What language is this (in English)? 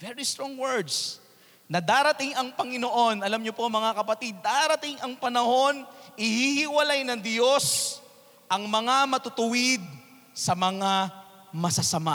Filipino